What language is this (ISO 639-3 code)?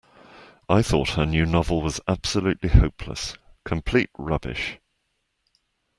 eng